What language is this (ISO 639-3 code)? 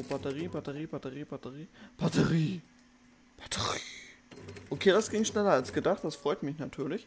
deu